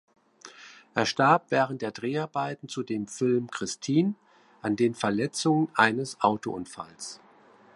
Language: German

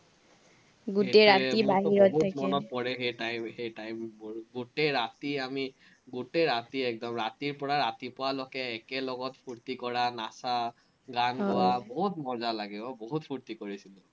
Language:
Assamese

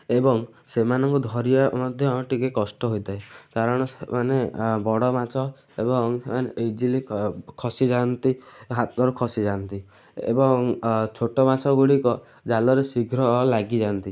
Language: Odia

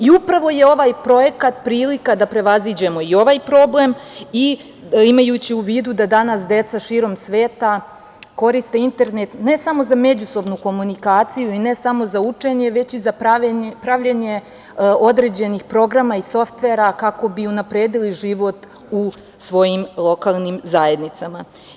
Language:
Serbian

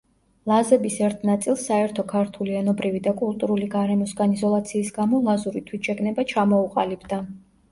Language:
Georgian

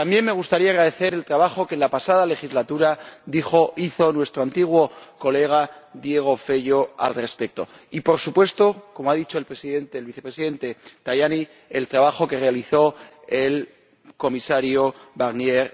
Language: Spanish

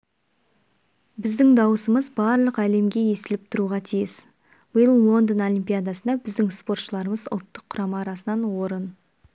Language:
Kazakh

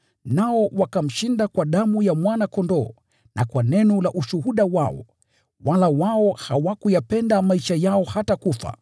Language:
Swahili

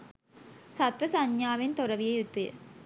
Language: Sinhala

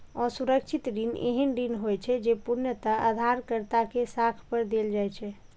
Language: Maithili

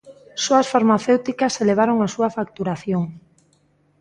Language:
Galician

